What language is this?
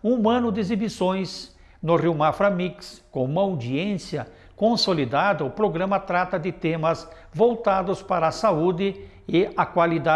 Portuguese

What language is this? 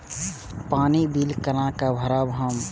Maithili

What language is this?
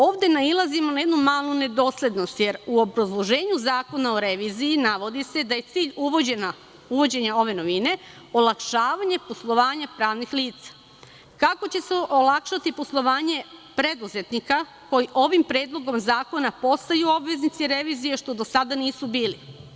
Serbian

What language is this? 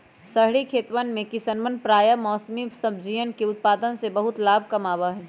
Magahi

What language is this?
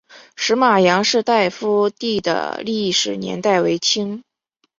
Chinese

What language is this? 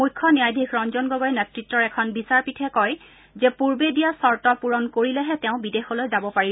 Assamese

